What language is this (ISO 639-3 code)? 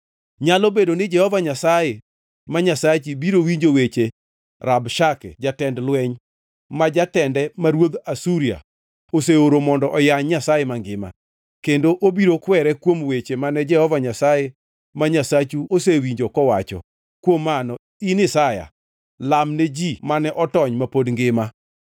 luo